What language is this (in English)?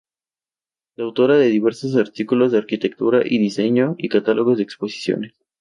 Spanish